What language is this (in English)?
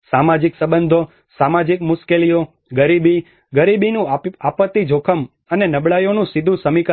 Gujarati